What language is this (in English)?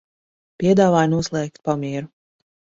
Latvian